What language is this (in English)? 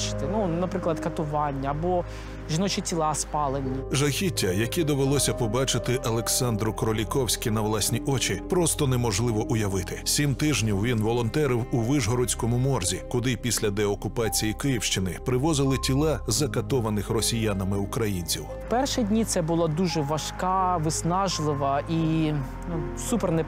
Ukrainian